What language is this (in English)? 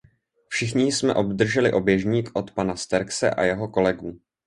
Czech